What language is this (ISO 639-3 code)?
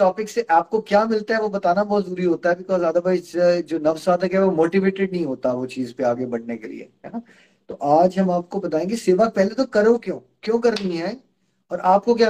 hin